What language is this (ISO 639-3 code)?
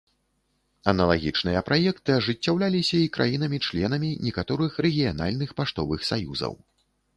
bel